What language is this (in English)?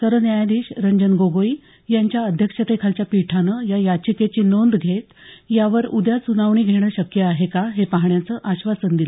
Marathi